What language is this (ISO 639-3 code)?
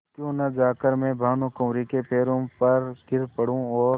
hin